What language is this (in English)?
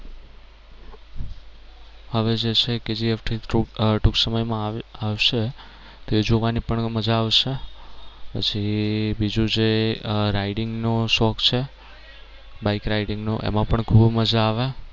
Gujarati